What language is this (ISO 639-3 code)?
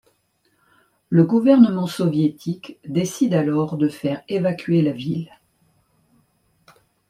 fra